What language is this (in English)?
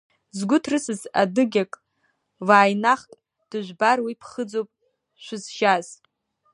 Abkhazian